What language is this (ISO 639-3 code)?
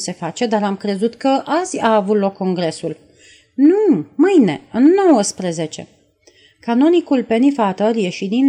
ron